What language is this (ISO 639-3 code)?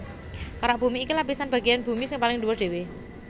jav